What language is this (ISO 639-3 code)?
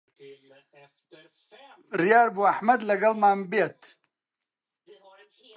ckb